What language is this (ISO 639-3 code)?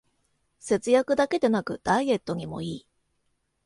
jpn